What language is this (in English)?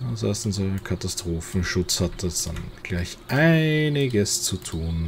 German